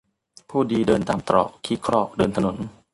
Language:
Thai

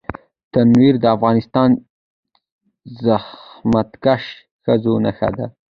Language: Pashto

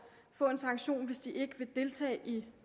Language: Danish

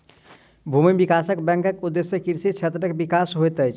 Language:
Maithili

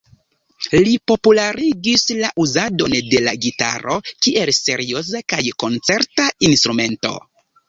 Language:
Esperanto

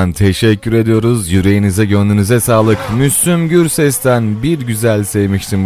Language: Turkish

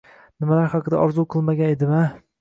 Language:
Uzbek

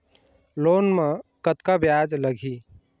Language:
Chhattisgarhi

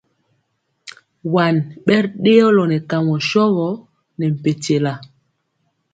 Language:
Mpiemo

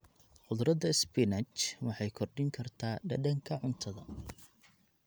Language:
Somali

